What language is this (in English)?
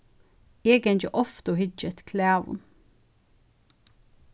Faroese